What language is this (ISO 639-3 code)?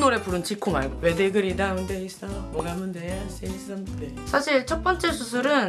kor